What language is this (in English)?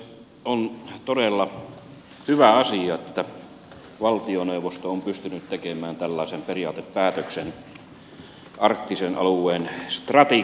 Finnish